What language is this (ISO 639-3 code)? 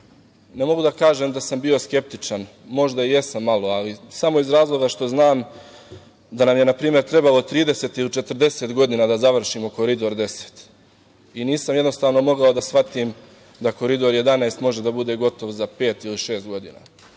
srp